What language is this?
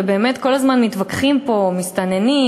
Hebrew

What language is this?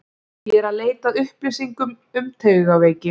Icelandic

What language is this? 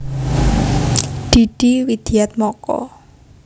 Javanese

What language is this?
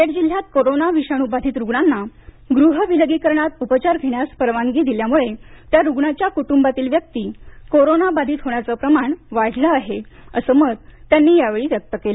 Marathi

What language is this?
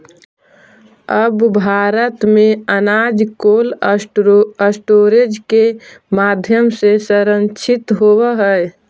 Magahi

